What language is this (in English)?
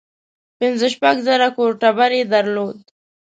Pashto